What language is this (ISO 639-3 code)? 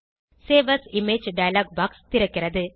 tam